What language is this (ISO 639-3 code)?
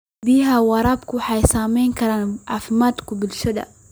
som